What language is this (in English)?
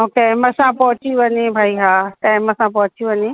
Sindhi